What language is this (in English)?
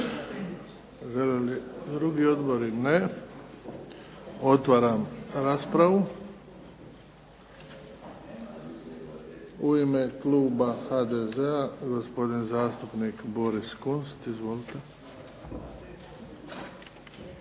Croatian